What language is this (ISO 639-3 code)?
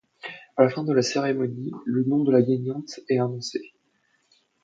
fra